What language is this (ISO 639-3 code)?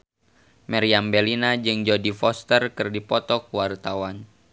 sun